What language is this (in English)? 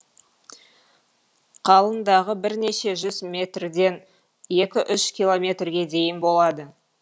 Kazakh